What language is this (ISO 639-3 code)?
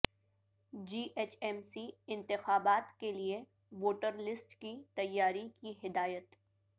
urd